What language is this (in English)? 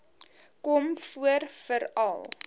Afrikaans